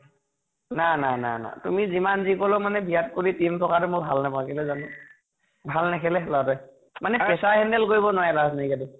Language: Assamese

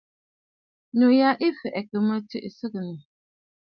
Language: Bafut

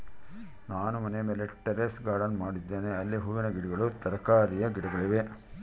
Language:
Kannada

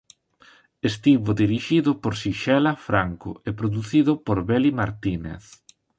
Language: Galician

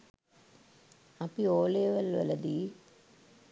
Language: Sinhala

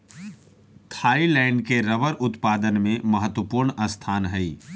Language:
Magahi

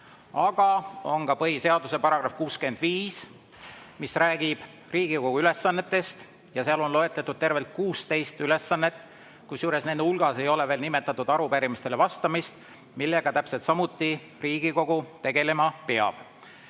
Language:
Estonian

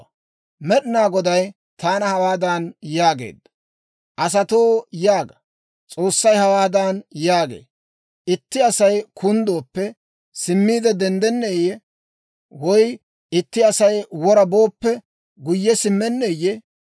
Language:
Dawro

